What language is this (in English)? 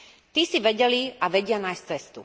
Slovak